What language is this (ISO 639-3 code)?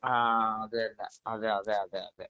mal